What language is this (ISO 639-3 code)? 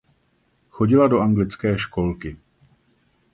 ces